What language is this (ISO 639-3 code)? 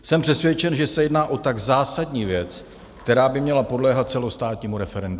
ces